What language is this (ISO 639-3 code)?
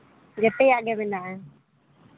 sat